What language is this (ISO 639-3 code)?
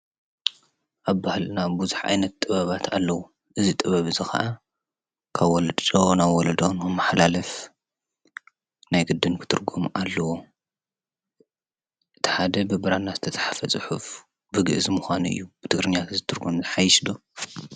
tir